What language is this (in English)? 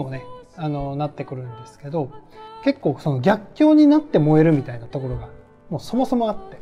Japanese